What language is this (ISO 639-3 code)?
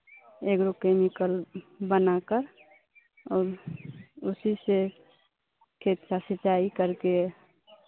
hin